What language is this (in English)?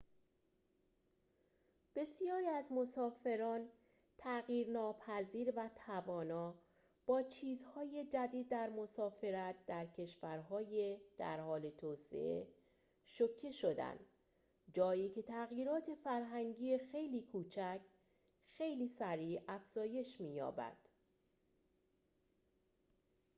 Persian